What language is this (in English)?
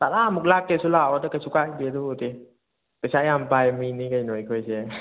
Manipuri